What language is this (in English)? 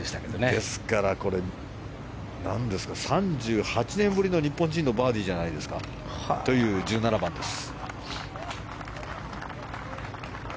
Japanese